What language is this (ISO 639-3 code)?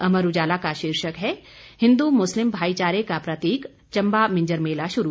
hin